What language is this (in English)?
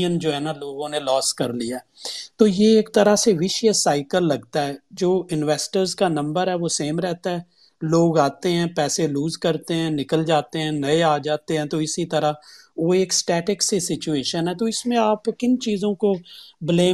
Urdu